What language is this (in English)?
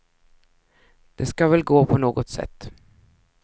Swedish